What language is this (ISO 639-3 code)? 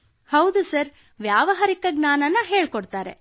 kan